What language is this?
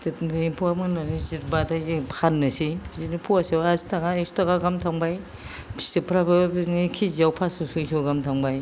Bodo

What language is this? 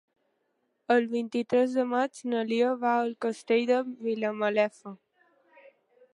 Catalan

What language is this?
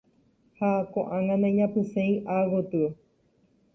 Guarani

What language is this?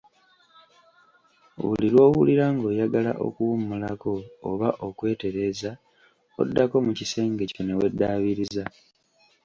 Ganda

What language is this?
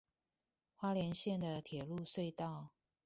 Chinese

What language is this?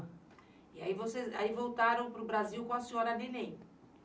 Portuguese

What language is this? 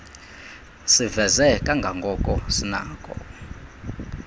Xhosa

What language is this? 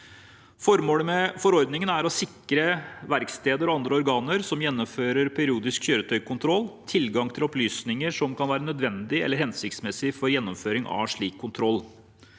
Norwegian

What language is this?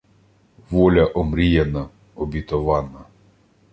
Ukrainian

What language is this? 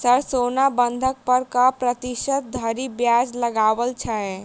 Maithili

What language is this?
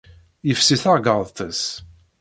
Kabyle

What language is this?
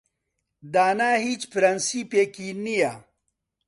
Central Kurdish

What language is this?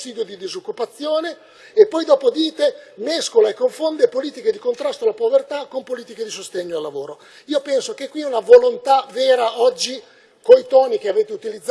Italian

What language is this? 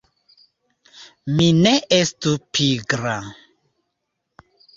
Esperanto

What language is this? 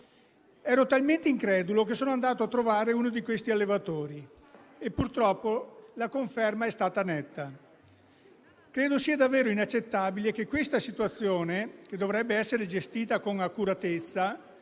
Italian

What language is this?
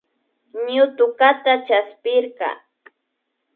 Imbabura Highland Quichua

